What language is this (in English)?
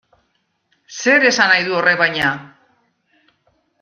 Basque